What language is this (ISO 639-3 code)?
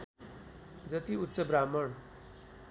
nep